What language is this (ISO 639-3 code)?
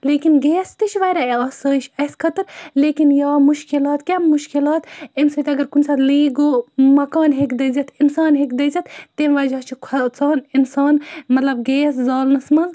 kas